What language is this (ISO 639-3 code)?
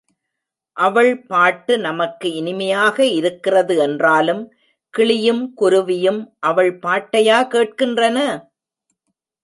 tam